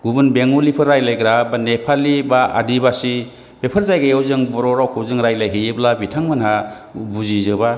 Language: Bodo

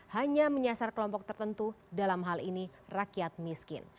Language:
Indonesian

